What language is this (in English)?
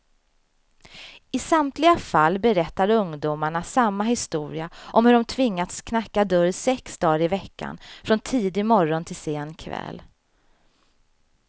Swedish